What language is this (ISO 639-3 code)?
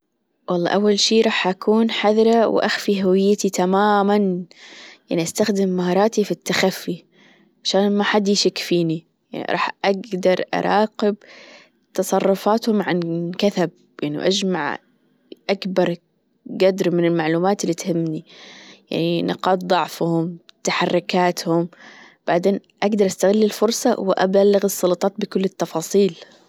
afb